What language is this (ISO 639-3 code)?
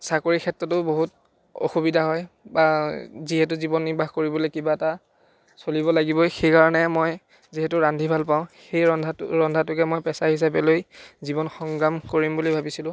asm